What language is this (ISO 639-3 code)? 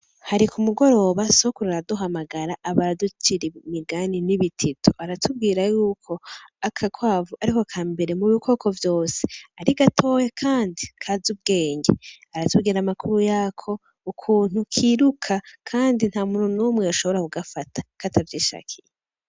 run